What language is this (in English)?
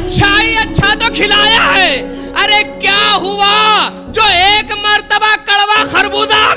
Urdu